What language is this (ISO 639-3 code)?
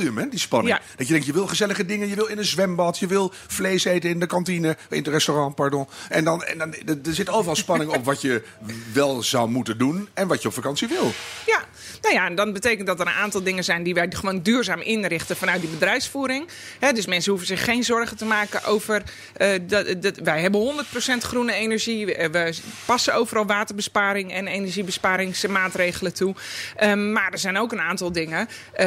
nld